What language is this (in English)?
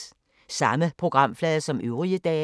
Danish